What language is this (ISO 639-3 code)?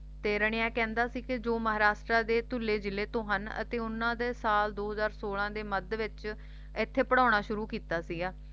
pan